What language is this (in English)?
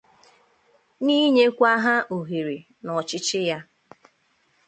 Igbo